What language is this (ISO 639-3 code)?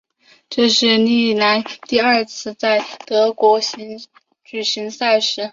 zho